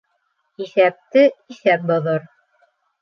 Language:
Bashkir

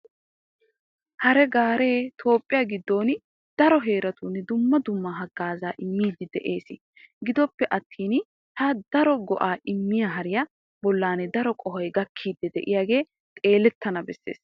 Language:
Wolaytta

